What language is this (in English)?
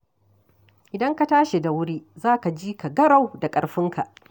Hausa